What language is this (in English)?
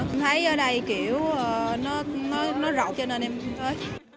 Vietnamese